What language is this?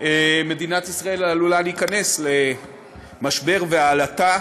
Hebrew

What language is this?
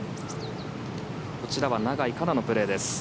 Japanese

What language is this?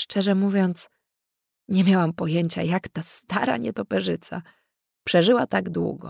Polish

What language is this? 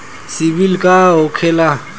Bhojpuri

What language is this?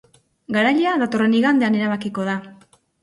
Basque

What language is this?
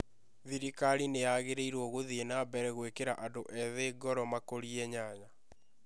Kikuyu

